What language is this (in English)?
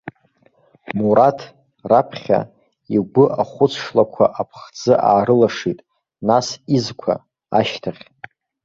Abkhazian